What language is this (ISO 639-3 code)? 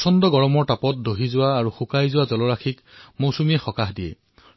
asm